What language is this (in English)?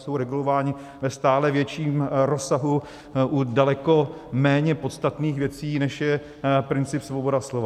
Czech